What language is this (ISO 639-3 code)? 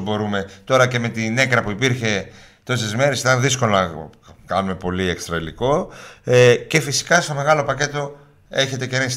ell